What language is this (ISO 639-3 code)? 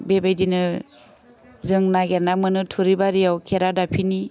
brx